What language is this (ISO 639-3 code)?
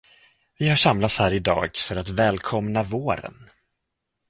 swe